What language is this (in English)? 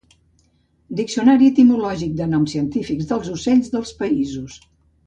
Catalan